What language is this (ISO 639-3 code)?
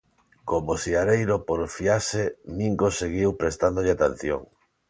glg